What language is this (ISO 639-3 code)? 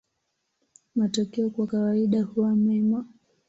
swa